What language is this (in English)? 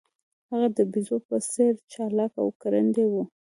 Pashto